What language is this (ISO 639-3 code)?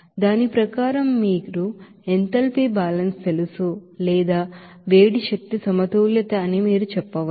tel